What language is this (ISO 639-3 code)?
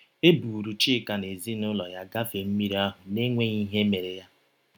ibo